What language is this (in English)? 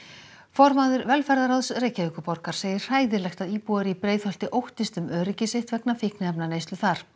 Icelandic